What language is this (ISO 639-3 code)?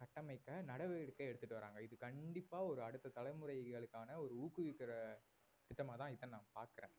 tam